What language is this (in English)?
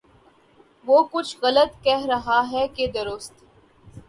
Urdu